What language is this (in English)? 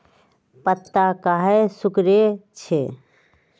Magahi